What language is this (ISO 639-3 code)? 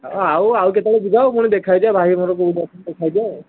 ori